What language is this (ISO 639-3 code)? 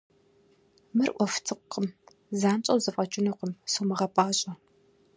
kbd